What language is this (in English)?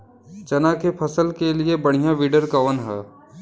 Bhojpuri